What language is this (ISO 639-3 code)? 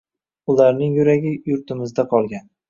uzb